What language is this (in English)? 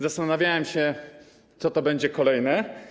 Polish